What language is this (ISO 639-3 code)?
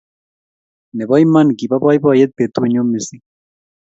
kln